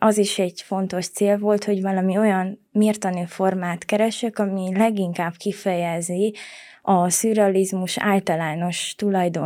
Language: Hungarian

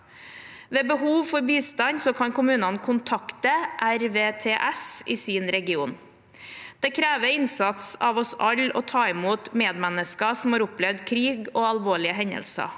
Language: Norwegian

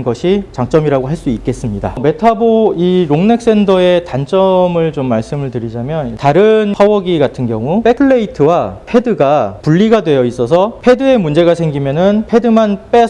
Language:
Korean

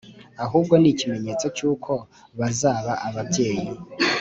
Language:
Kinyarwanda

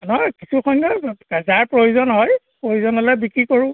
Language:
Assamese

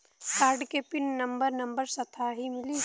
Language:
Bhojpuri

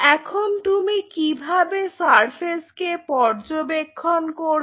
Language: Bangla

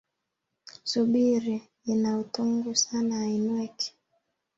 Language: Swahili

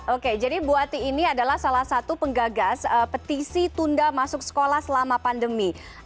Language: Indonesian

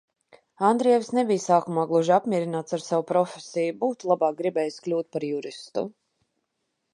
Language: Latvian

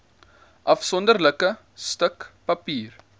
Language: Afrikaans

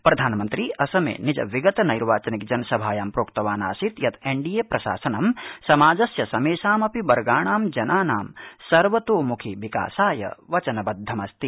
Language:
Sanskrit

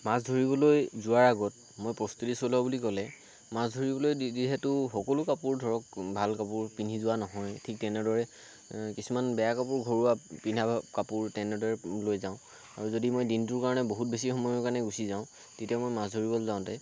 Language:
Assamese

